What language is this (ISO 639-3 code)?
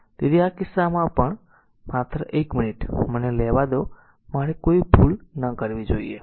guj